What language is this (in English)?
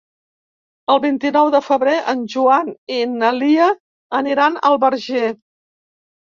Catalan